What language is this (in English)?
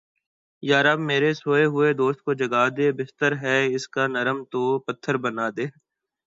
Urdu